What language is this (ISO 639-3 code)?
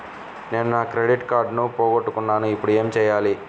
tel